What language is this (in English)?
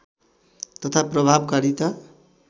Nepali